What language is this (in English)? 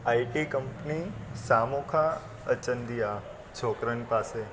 Sindhi